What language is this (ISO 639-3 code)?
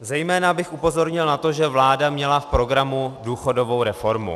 ces